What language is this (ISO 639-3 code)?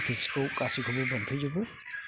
brx